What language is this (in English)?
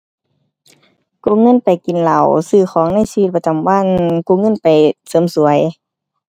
Thai